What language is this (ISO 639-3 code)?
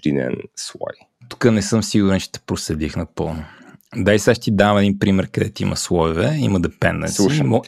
bul